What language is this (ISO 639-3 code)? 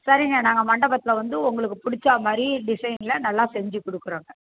tam